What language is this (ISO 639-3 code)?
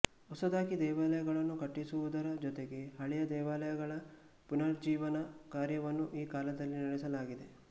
kan